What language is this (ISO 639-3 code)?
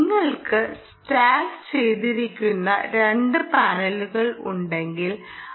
mal